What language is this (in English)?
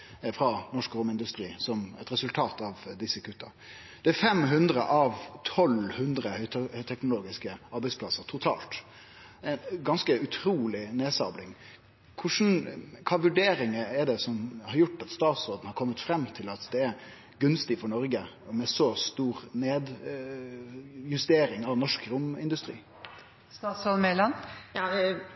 Norwegian Nynorsk